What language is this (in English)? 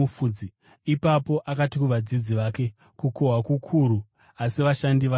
Shona